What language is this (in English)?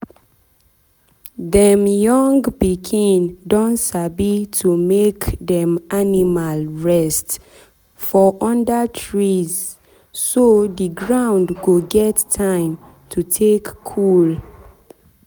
Nigerian Pidgin